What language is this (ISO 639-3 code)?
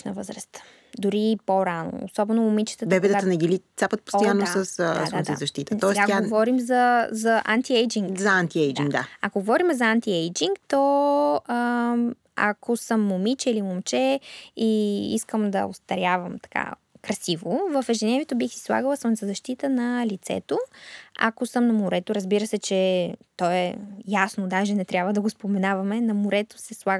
bul